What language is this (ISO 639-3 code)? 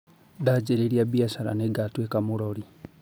kik